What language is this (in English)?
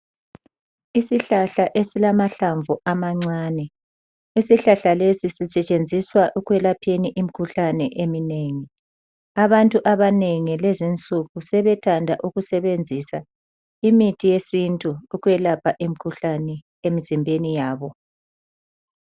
North Ndebele